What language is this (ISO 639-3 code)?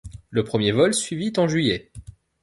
fra